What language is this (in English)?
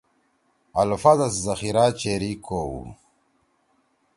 Torwali